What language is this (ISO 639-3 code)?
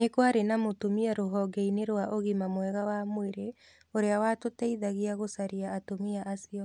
kik